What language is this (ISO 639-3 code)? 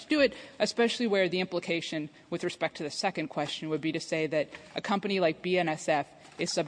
eng